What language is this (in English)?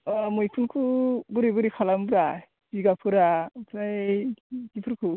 Bodo